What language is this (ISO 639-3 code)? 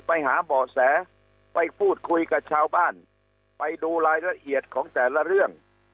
tha